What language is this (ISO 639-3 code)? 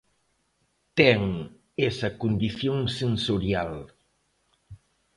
glg